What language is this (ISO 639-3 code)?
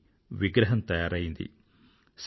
tel